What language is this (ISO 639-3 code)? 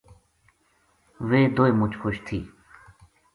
gju